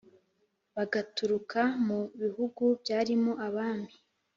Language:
Kinyarwanda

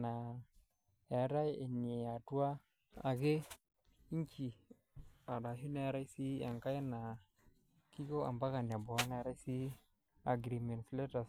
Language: Masai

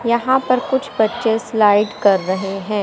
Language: Hindi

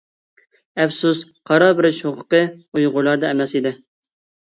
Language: Uyghur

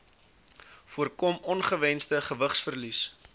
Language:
Afrikaans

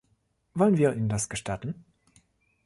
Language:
German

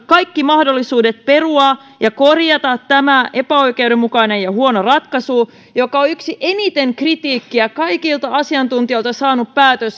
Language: Finnish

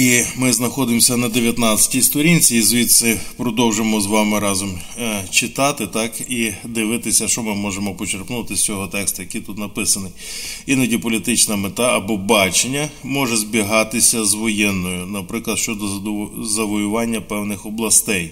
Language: Ukrainian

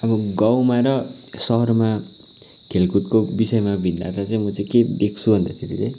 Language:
Nepali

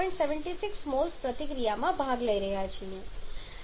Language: Gujarati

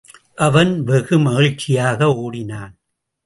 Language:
Tamil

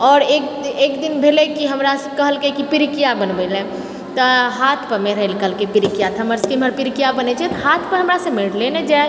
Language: Maithili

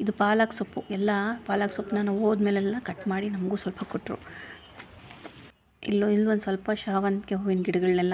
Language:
Romanian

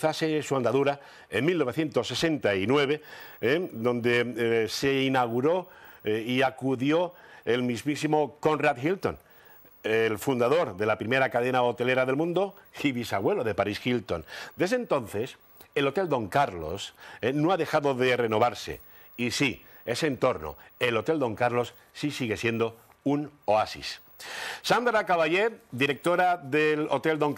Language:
Spanish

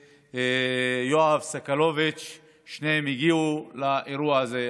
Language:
Hebrew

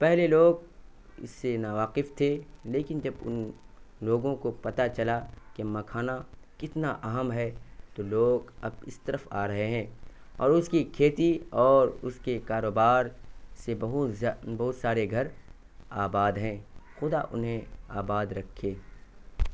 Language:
Urdu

